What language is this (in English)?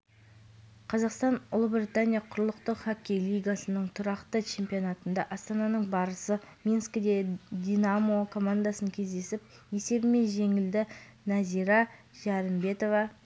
Kazakh